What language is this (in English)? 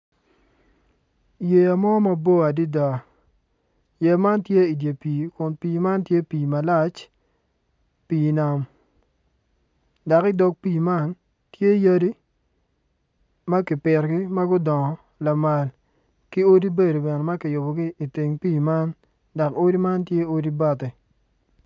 Acoli